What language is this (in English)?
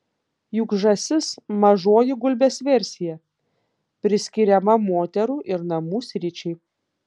Lithuanian